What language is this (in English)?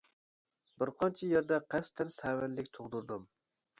Uyghur